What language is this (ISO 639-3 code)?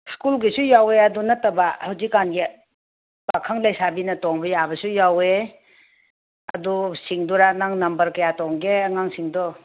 mni